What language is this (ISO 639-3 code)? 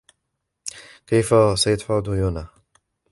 ara